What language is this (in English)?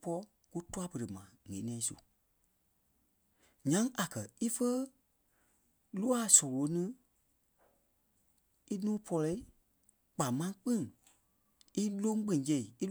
Kpelle